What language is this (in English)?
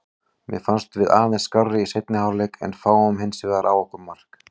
Icelandic